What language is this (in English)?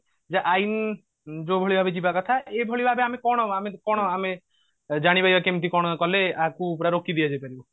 Odia